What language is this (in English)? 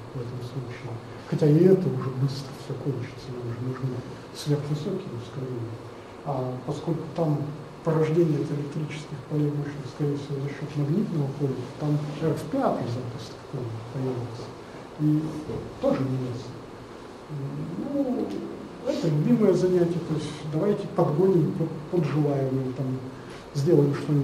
Russian